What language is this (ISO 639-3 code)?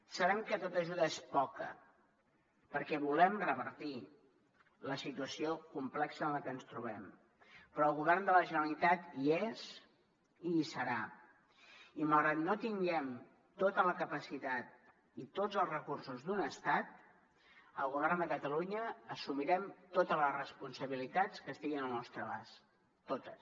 cat